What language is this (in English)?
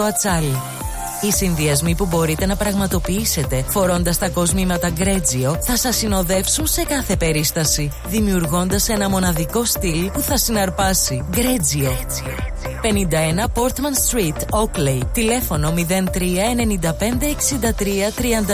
Greek